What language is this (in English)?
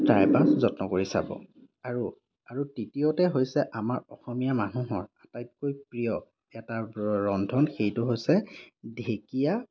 Assamese